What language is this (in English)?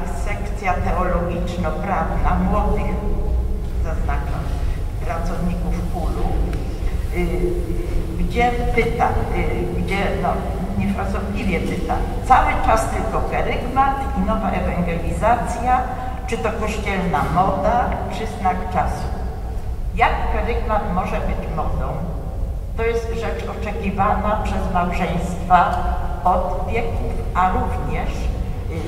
Polish